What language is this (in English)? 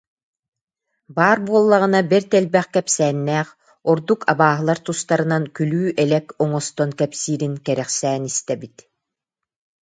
Yakut